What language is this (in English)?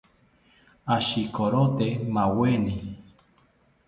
South Ucayali Ashéninka